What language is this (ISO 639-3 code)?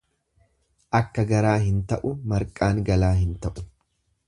orm